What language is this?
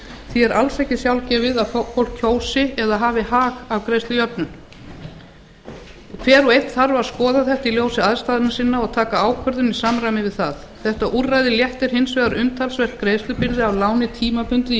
Icelandic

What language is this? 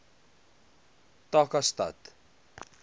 Afrikaans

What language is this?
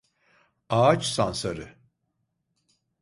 Turkish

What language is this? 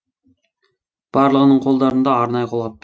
Kazakh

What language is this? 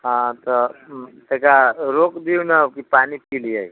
Maithili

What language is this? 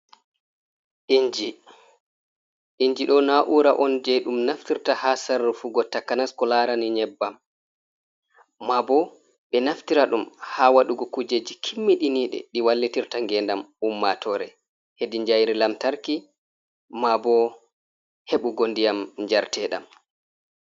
Fula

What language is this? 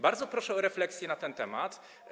Polish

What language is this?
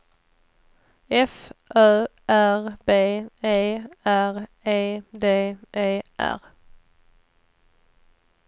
Swedish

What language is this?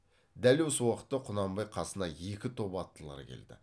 Kazakh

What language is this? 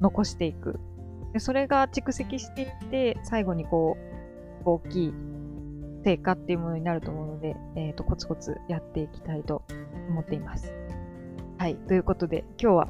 Japanese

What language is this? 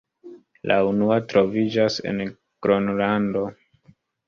Esperanto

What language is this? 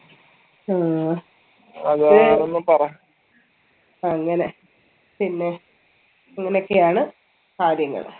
Malayalam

